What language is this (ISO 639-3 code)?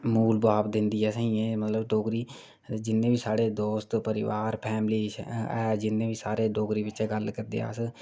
doi